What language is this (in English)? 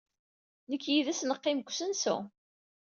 Kabyle